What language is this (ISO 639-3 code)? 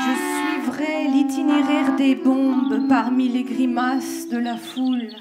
fra